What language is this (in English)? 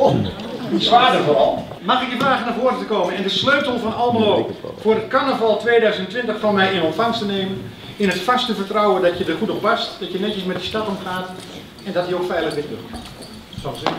Dutch